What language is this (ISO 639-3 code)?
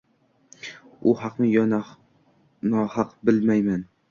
uzb